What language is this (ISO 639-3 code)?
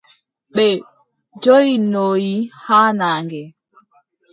fub